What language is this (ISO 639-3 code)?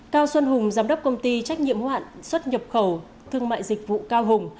vie